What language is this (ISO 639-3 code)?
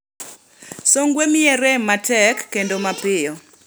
luo